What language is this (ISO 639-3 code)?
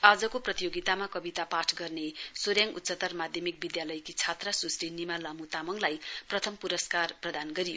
nep